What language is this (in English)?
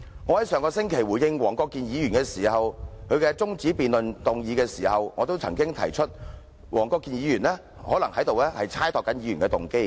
Cantonese